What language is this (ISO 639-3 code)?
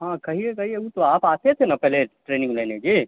mai